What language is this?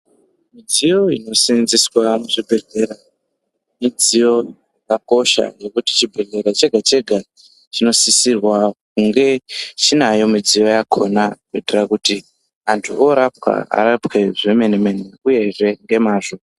Ndau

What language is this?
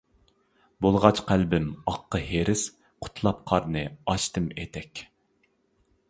Uyghur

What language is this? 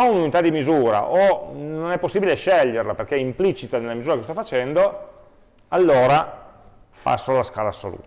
Italian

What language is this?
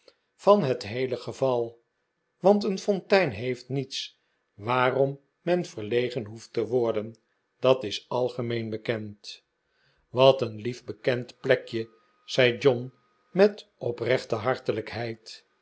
Dutch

